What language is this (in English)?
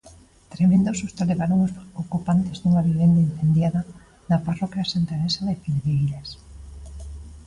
Galician